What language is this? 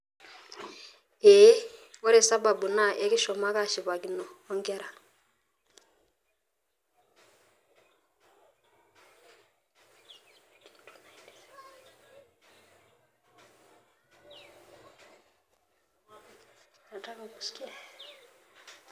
Masai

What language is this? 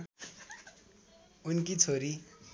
Nepali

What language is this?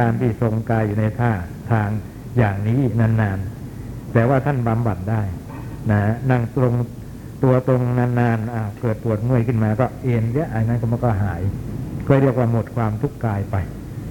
Thai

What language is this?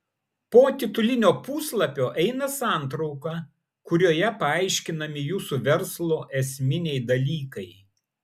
Lithuanian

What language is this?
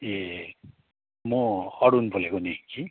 Nepali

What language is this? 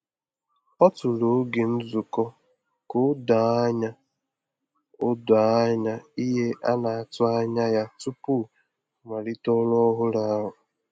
Igbo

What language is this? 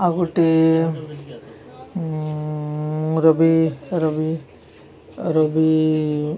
Odia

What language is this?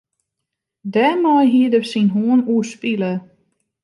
Western Frisian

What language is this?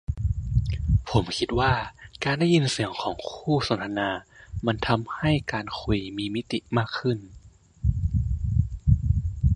Thai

